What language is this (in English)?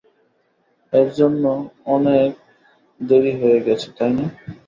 Bangla